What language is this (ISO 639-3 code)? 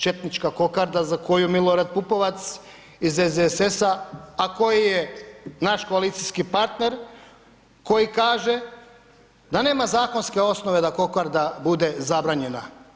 hrv